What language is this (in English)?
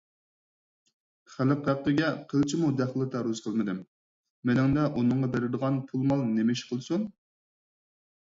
Uyghur